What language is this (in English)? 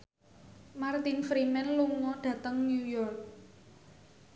Javanese